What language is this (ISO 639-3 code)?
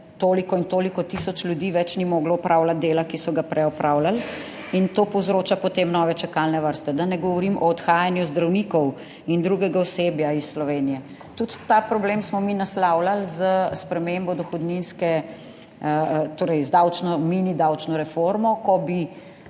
slv